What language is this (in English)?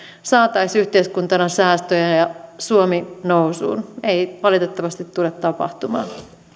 Finnish